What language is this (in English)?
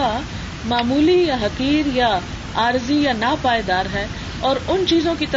Urdu